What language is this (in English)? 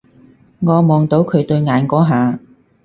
Cantonese